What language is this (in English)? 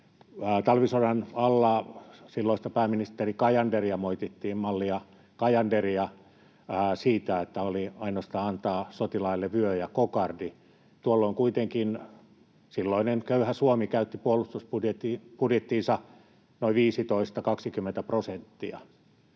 Finnish